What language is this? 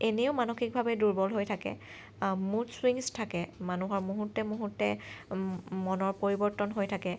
Assamese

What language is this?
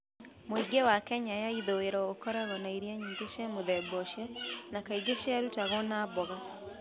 Kikuyu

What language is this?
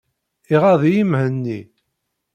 Kabyle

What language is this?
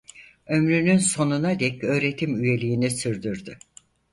Turkish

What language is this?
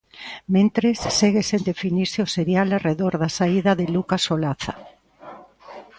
Galician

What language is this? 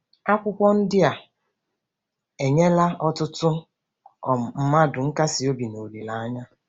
Igbo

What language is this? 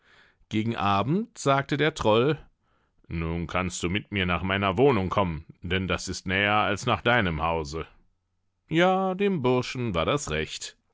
German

